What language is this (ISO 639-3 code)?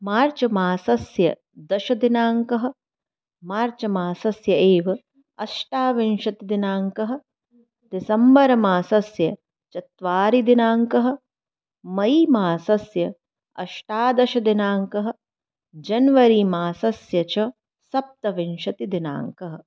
san